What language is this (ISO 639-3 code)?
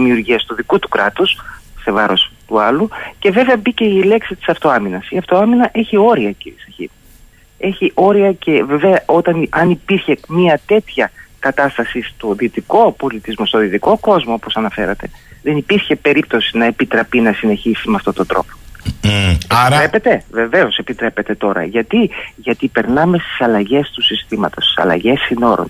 ell